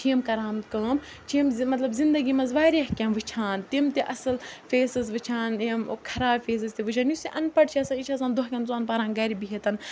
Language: Kashmiri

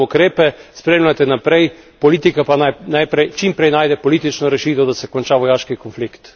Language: Slovenian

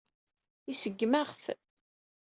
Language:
Kabyle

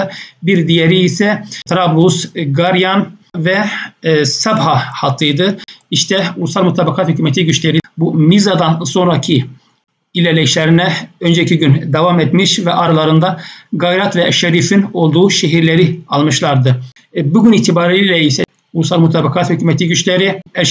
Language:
Turkish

